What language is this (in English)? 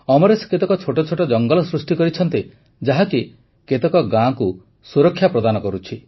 Odia